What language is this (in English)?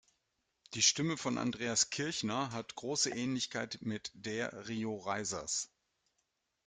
German